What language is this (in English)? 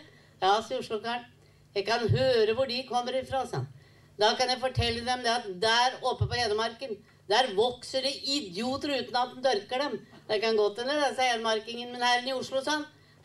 Norwegian